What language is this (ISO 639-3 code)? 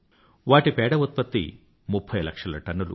tel